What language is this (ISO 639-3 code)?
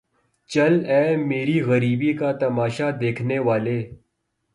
urd